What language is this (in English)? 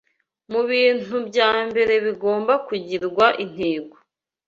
Kinyarwanda